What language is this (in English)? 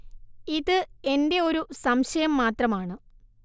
Malayalam